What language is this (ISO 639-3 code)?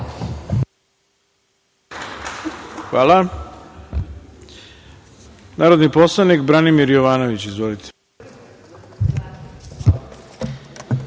srp